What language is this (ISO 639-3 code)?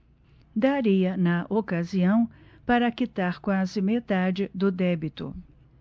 por